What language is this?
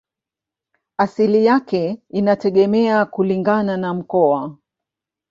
Swahili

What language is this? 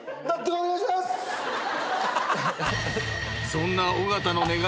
Japanese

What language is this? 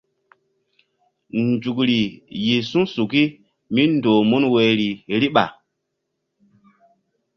Mbum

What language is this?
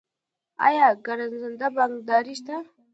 Pashto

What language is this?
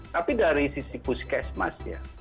Indonesian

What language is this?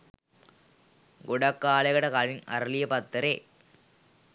Sinhala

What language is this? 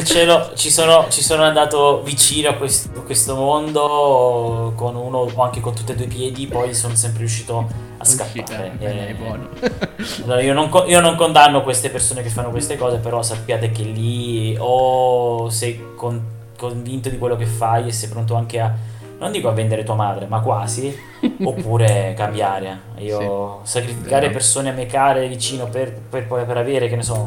Italian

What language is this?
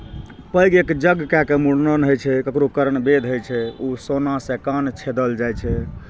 Maithili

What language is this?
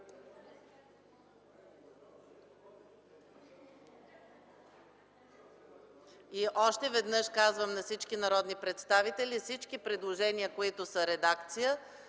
Bulgarian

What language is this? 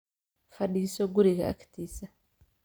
Somali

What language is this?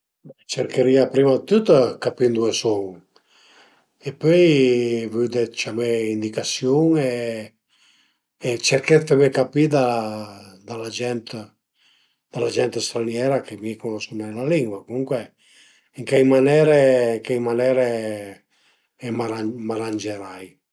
Piedmontese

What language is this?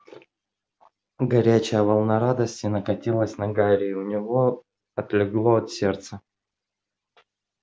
Russian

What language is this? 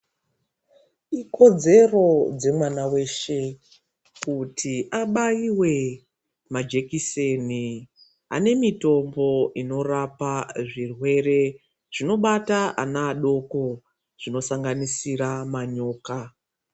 Ndau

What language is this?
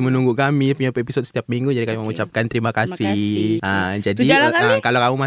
Malay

